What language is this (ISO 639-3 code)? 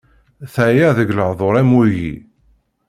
kab